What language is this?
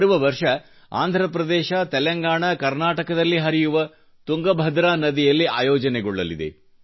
Kannada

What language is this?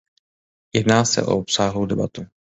Czech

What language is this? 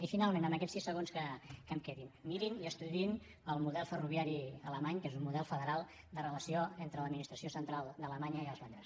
Catalan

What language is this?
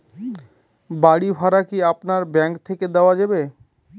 Bangla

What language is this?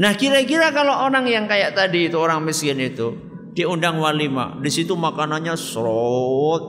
Indonesian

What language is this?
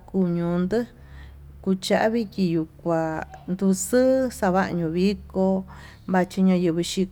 Tututepec Mixtec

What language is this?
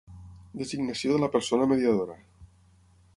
Catalan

